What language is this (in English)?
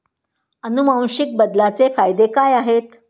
Marathi